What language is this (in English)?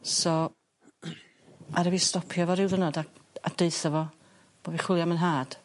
Welsh